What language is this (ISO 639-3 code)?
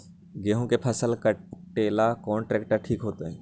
mag